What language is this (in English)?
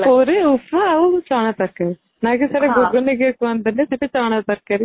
Odia